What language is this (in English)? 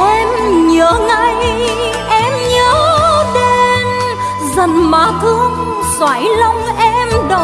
Vietnamese